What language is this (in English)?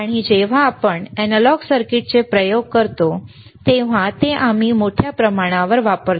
Marathi